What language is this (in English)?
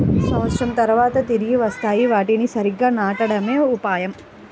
Telugu